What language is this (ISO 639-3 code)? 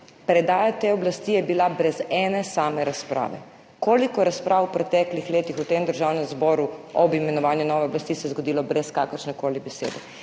slv